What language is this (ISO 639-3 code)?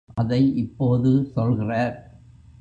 tam